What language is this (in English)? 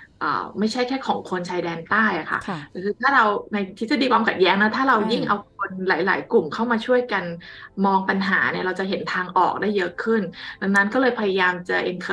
Thai